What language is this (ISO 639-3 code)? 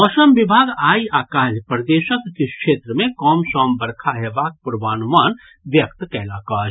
mai